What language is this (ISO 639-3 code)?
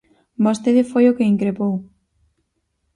glg